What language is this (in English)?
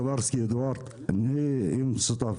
Hebrew